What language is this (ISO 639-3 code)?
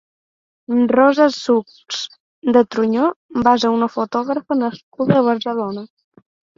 cat